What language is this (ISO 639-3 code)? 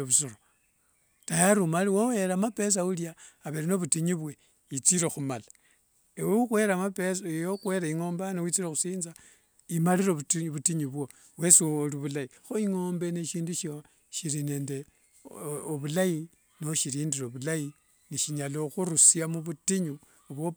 lwg